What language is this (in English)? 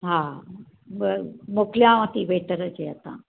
Sindhi